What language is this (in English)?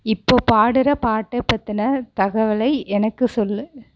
Tamil